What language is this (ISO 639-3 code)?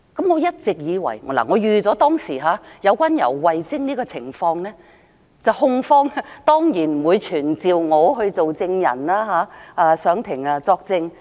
yue